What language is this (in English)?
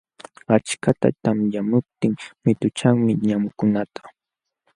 Jauja Wanca Quechua